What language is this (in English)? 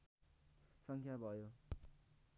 Nepali